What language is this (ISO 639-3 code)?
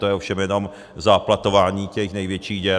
ces